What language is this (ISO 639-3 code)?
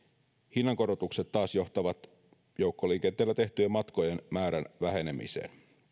fin